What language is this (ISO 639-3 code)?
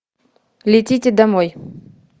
rus